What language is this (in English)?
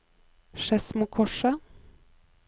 Norwegian